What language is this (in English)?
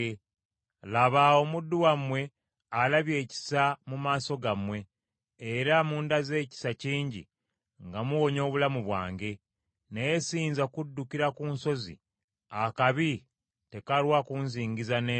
Ganda